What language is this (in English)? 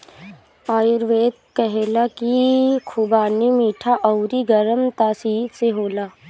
Bhojpuri